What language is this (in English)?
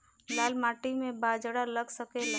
Bhojpuri